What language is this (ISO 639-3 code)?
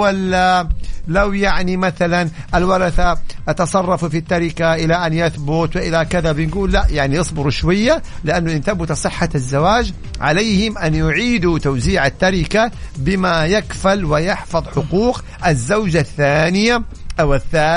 ara